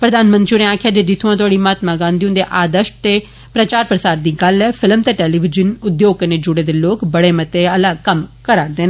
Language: Dogri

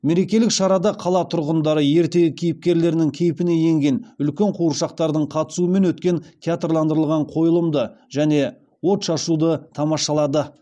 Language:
Kazakh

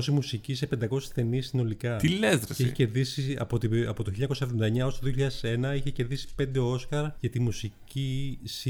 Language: Greek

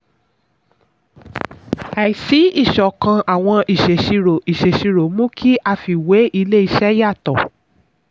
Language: Yoruba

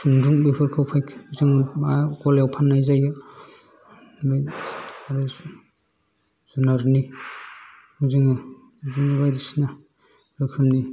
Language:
Bodo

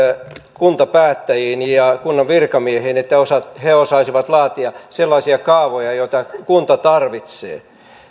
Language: Finnish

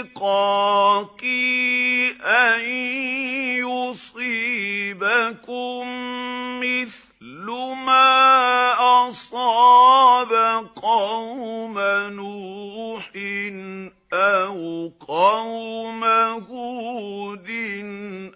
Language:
Arabic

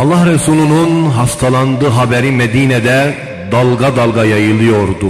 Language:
Turkish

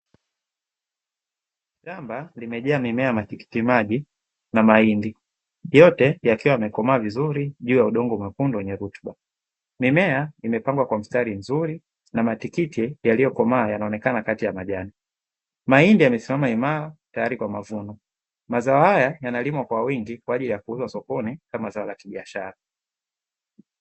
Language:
Swahili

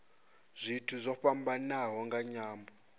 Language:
Venda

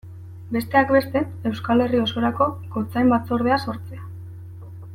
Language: Basque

